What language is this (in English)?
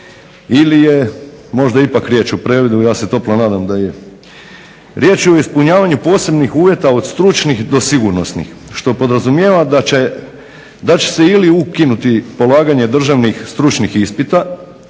Croatian